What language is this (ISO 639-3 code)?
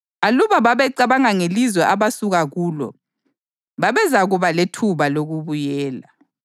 nde